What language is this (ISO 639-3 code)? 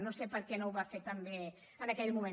cat